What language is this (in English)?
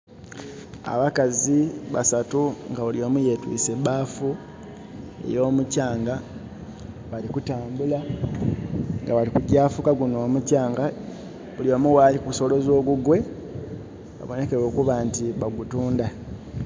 Soga